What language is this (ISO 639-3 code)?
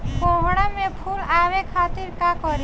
bho